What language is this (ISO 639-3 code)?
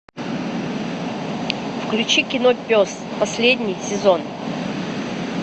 rus